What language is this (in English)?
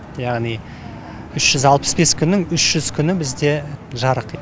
Kazakh